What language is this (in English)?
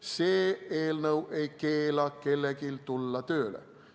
Estonian